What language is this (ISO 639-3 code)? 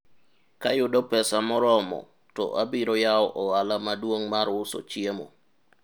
luo